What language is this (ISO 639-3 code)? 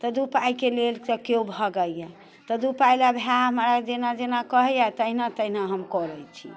mai